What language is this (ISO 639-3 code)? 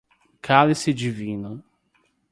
por